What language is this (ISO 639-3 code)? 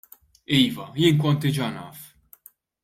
mlt